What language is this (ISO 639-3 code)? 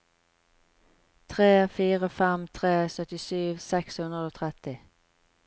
nor